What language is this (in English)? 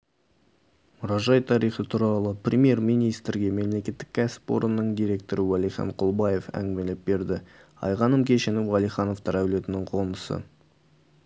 Kazakh